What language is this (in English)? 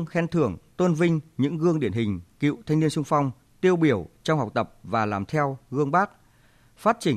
Vietnamese